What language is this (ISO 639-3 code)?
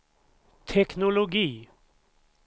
swe